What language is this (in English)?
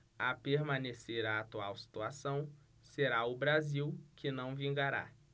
Portuguese